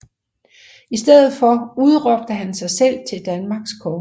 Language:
Danish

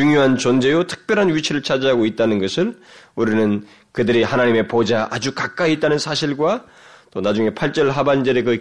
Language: Korean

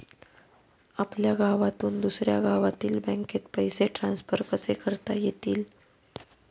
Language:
Marathi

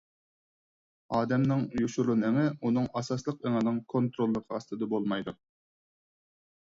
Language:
Uyghur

